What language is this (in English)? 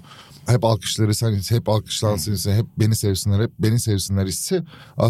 Turkish